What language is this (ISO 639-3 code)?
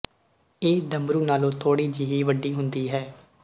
pan